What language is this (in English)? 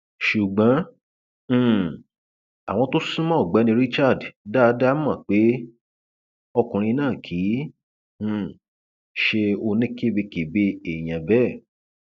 Yoruba